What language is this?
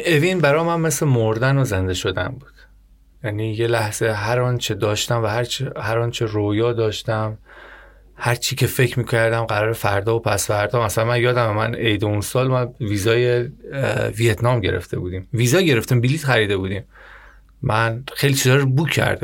Persian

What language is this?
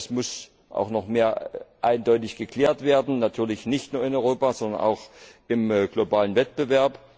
German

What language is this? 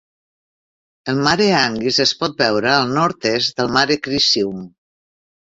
Catalan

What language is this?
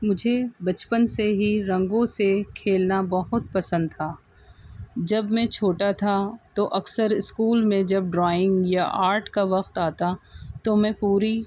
Urdu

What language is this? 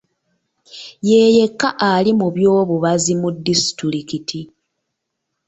Ganda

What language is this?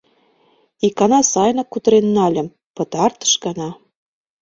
Mari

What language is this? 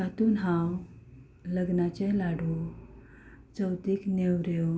Konkani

